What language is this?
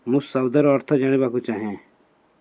Odia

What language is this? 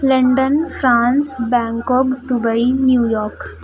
Urdu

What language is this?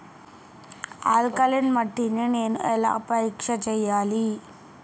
Telugu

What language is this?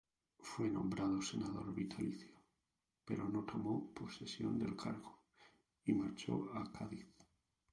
Spanish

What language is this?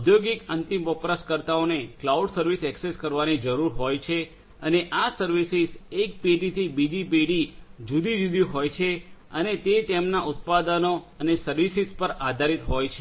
Gujarati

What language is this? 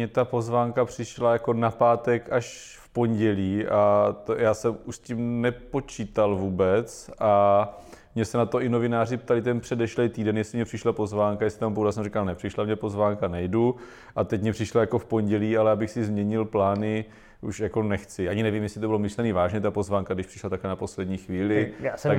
Czech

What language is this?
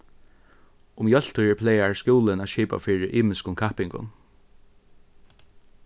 Faroese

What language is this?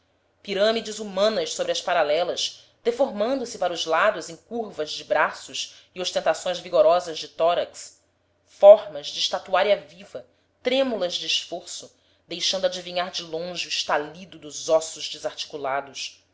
Portuguese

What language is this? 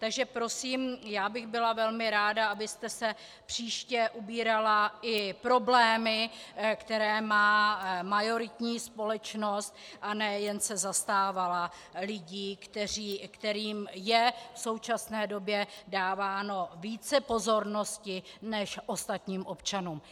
Czech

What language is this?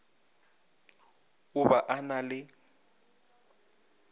Northern Sotho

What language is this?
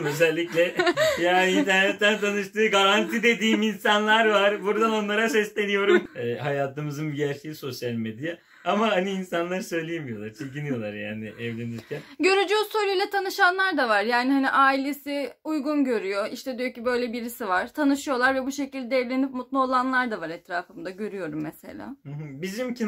Turkish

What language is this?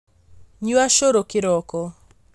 Kikuyu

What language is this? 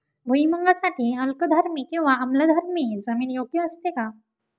Marathi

